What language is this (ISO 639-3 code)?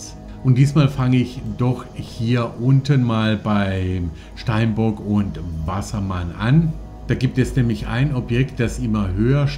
deu